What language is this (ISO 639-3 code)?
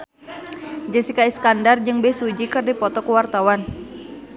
sun